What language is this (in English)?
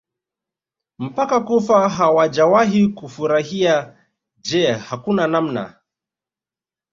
Swahili